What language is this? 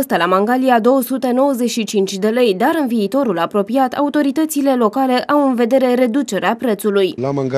Romanian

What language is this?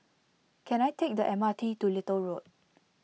English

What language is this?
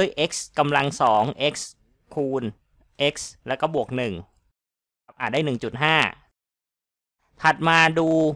Thai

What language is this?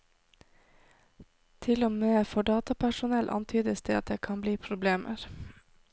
Norwegian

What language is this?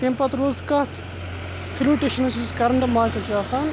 Kashmiri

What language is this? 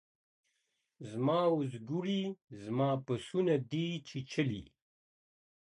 Pashto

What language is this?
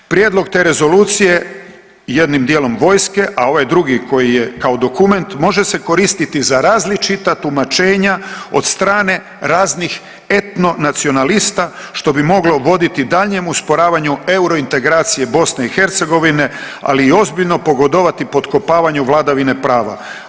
Croatian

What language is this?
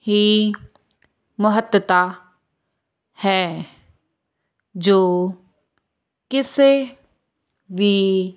Punjabi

